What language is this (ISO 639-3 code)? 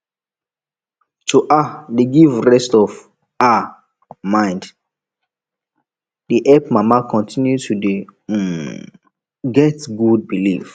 pcm